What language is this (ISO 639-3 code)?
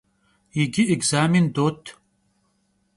kbd